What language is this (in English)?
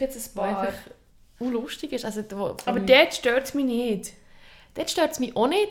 German